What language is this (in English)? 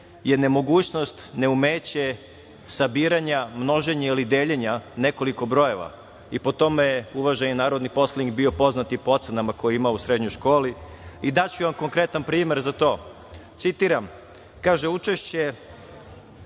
Serbian